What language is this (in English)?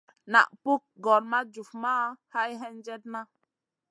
Masana